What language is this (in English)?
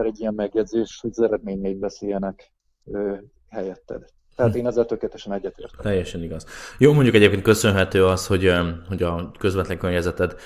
Hungarian